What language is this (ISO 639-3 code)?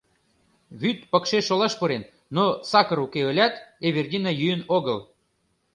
chm